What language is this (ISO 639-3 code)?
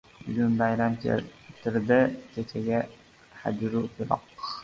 uzb